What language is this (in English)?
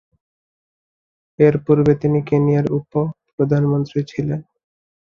Bangla